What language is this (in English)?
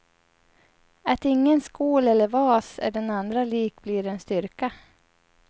Swedish